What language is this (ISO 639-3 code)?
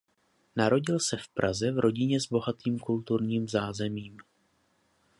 ces